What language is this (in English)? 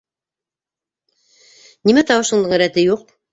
Bashkir